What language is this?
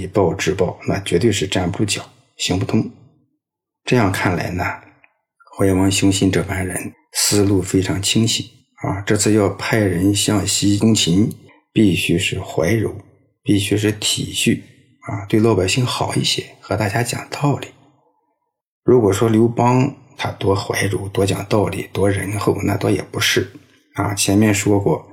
Chinese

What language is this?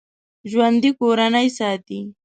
Pashto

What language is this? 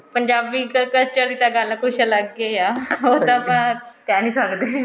Punjabi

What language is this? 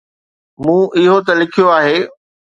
Sindhi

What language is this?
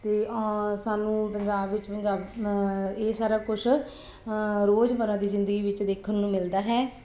Punjabi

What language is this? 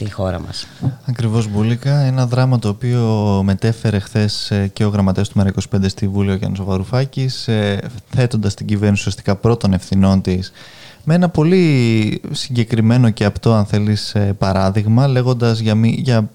Greek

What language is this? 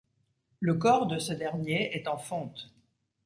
French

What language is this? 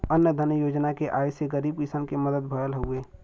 Bhojpuri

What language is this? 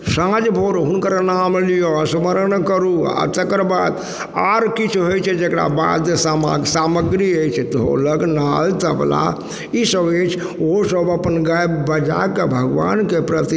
Maithili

